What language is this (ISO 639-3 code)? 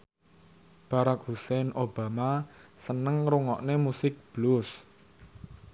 jav